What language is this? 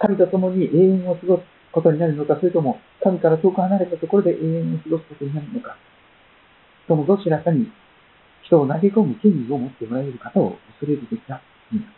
Japanese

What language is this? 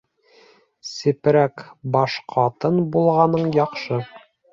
Bashkir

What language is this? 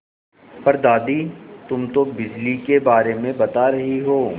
Hindi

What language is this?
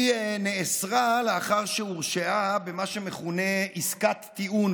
Hebrew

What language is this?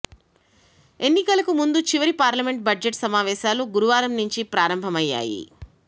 Telugu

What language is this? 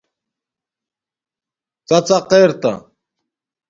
Domaaki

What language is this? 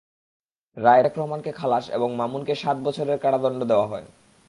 Bangla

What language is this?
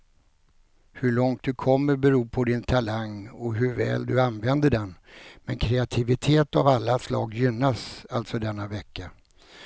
Swedish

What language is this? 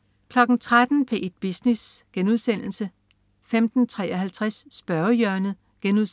Danish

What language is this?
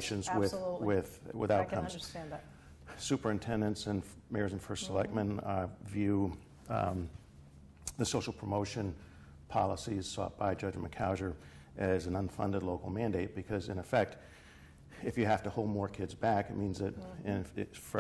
English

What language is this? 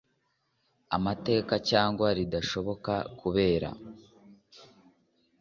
Kinyarwanda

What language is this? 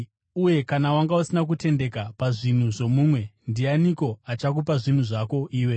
Shona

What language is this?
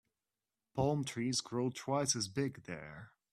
English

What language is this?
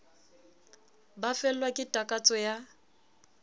Southern Sotho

